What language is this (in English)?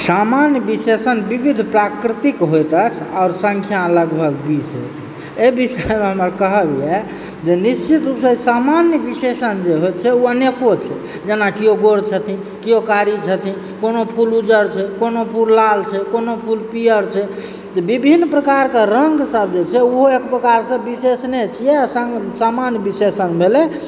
Maithili